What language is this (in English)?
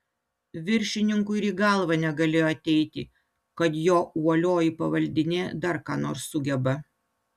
Lithuanian